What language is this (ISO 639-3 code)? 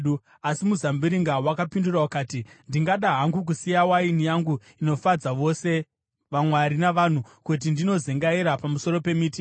sna